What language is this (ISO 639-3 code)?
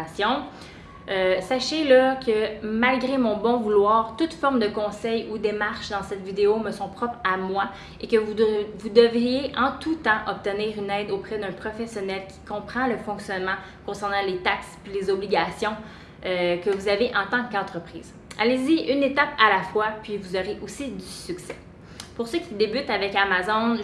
fra